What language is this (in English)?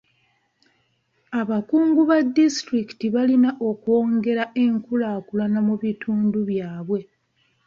Ganda